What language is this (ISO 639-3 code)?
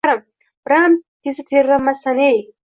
uzb